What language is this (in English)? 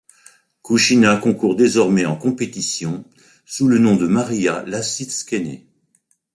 French